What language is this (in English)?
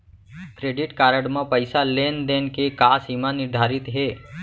Chhattisgarhi